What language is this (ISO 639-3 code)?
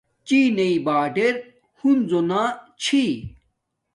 dmk